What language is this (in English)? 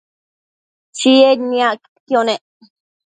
Matsés